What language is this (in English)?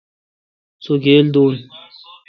Kalkoti